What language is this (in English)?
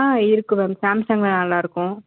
Tamil